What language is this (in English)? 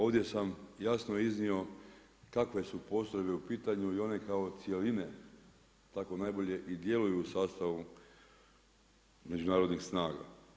Croatian